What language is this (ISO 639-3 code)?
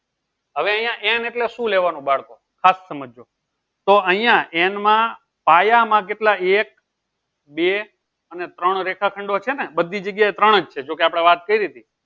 guj